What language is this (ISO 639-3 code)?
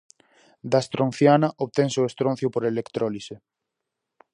glg